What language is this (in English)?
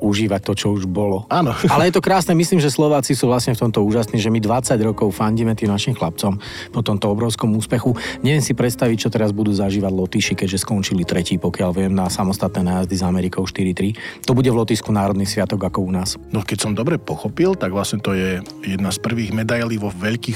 Slovak